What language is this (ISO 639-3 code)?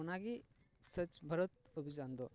sat